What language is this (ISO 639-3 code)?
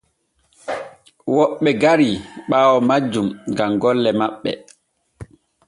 fue